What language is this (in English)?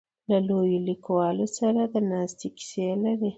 Pashto